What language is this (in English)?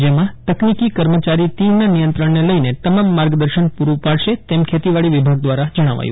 Gujarati